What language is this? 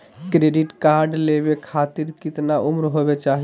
Magahi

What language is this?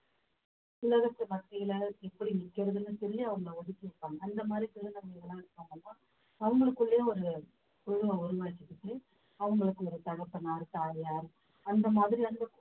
Tamil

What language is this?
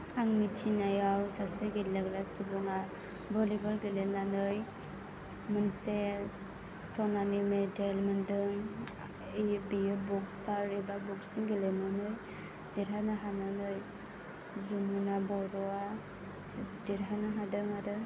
Bodo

